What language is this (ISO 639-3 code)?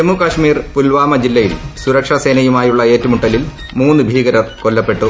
mal